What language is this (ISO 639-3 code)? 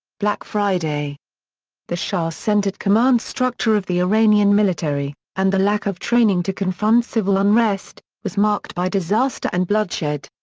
eng